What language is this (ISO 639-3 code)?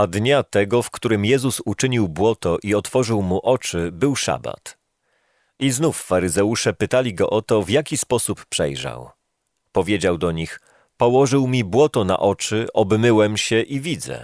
pol